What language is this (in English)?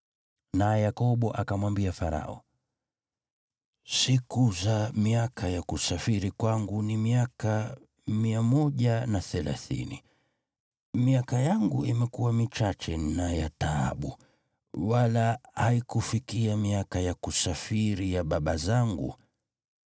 Swahili